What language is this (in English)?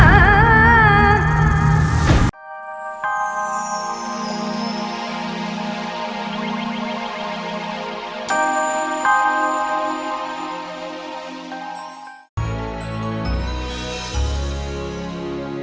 Indonesian